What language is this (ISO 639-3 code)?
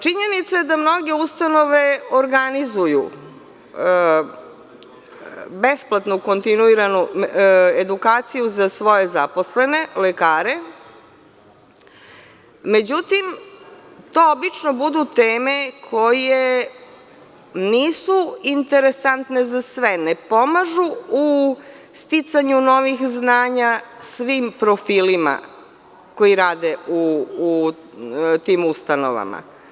srp